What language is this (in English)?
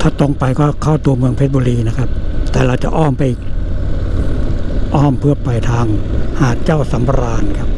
Thai